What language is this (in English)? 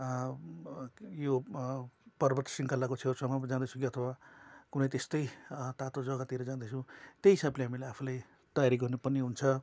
Nepali